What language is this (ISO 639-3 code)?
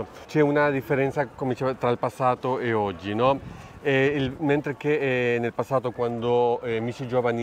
ita